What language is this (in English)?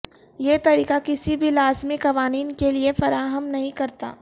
Urdu